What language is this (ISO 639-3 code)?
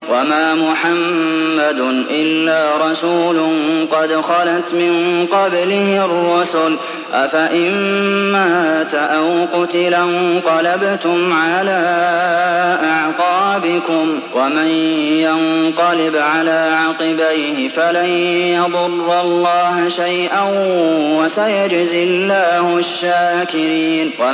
ara